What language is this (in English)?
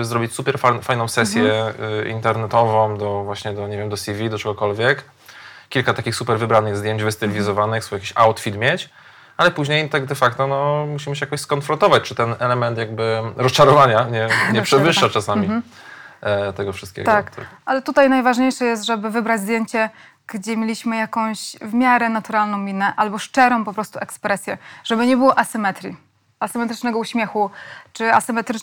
Polish